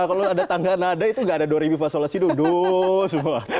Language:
Indonesian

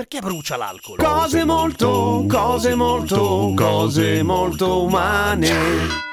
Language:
Italian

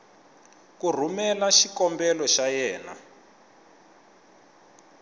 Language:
Tsonga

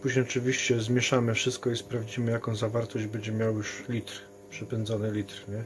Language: Polish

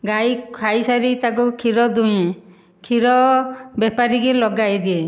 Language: Odia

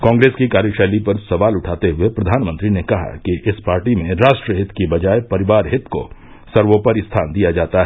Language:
Hindi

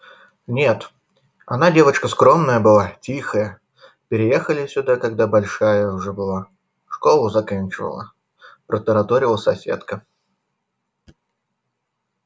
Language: Russian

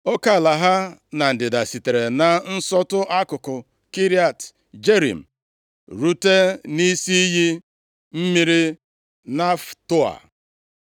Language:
Igbo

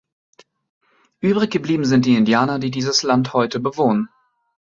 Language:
German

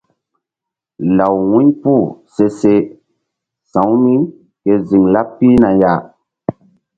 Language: Mbum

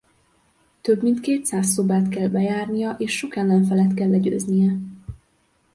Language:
Hungarian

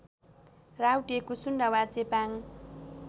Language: Nepali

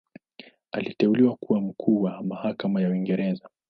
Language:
Swahili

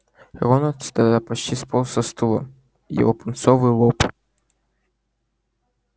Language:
Russian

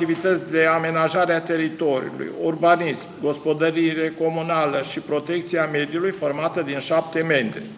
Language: Romanian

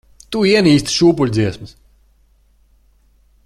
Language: Latvian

